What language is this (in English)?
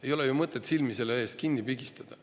Estonian